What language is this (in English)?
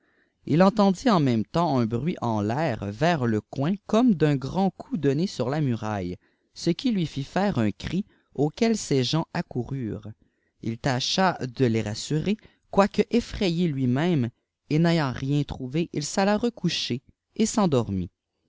French